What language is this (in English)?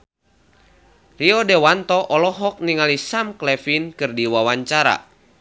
Sundanese